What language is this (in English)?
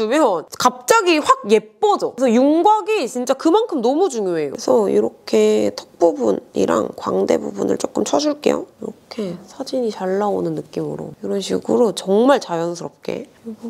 Korean